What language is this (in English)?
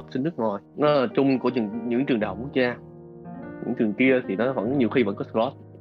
Vietnamese